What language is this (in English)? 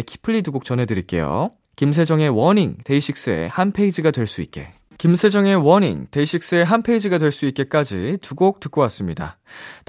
Korean